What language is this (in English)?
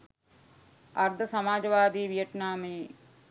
Sinhala